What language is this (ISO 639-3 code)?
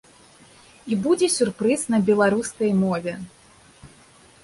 bel